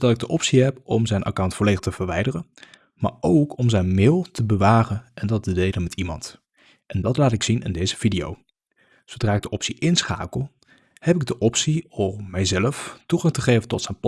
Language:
Dutch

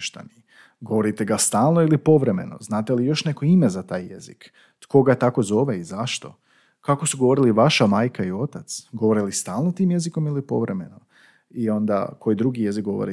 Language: Croatian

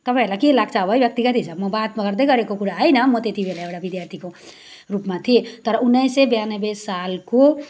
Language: Nepali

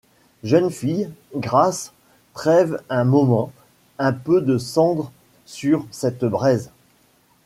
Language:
French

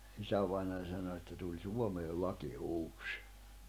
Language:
Finnish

